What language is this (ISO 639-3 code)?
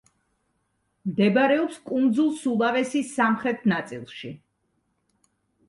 kat